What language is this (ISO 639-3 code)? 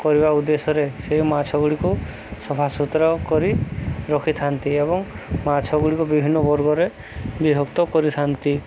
ori